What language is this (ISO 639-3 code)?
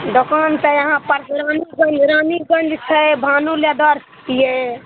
mai